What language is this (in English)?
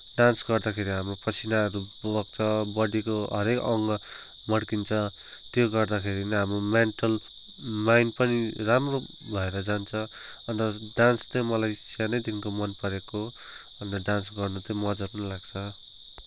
Nepali